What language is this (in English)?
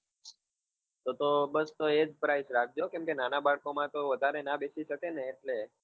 Gujarati